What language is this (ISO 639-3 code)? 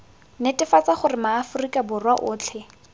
tsn